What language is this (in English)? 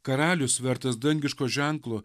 Lithuanian